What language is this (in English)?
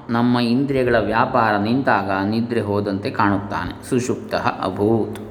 Kannada